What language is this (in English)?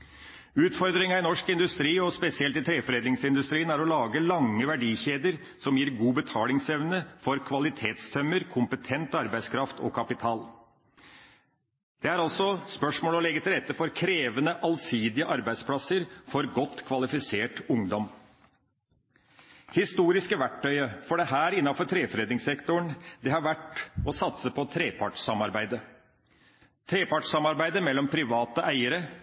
Norwegian Bokmål